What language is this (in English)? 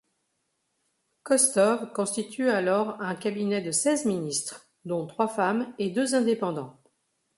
French